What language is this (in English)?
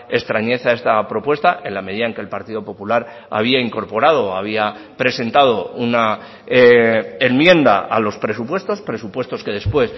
Spanish